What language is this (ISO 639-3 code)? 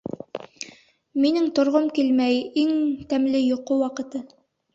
bak